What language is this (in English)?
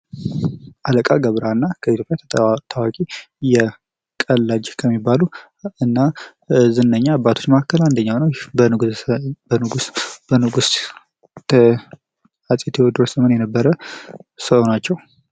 Amharic